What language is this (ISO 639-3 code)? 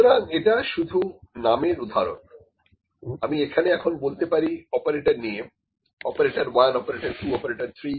ben